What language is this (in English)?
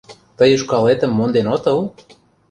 Mari